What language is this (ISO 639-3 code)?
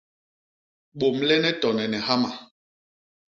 bas